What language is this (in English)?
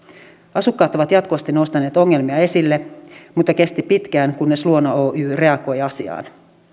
Finnish